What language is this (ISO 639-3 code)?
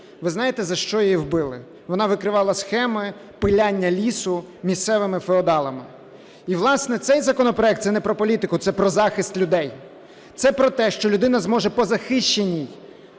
ukr